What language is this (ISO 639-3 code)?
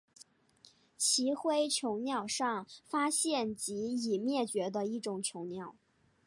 zho